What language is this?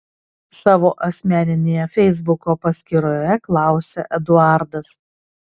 Lithuanian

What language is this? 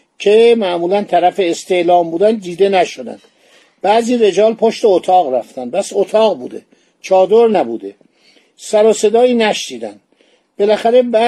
Persian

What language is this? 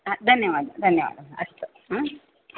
Sanskrit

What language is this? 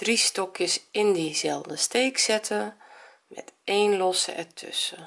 Dutch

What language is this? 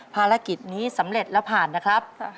Thai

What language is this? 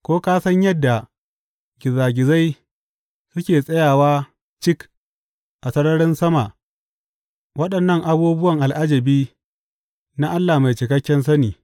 Hausa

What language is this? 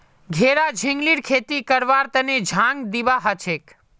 Magahi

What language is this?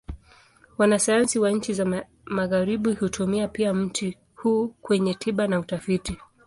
Swahili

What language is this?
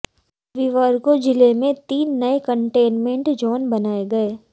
Hindi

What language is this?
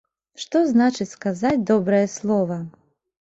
Belarusian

